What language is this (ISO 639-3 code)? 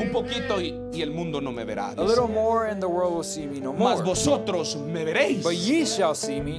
eng